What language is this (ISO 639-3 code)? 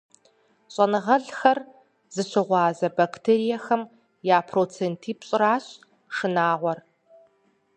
kbd